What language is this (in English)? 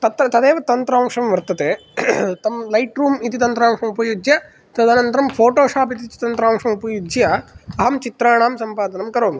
Sanskrit